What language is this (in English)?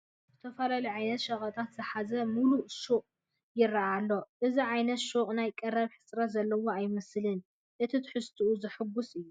Tigrinya